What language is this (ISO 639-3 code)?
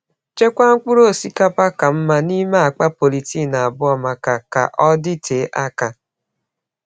ibo